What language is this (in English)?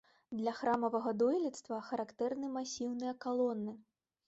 Belarusian